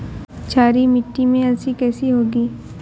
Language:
Hindi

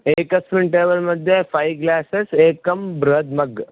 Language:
Sanskrit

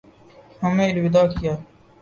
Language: Urdu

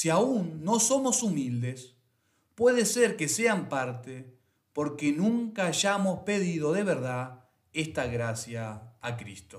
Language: Spanish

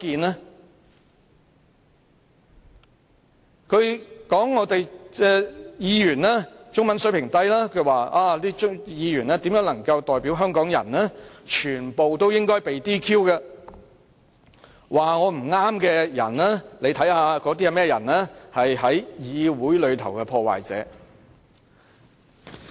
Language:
Cantonese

